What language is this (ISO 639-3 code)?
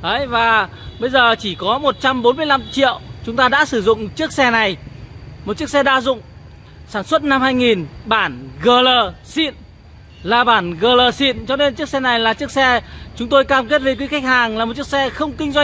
vie